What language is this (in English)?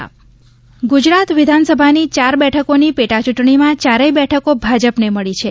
Gujarati